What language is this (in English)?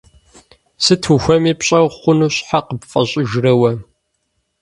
Kabardian